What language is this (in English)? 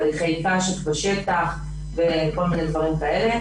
Hebrew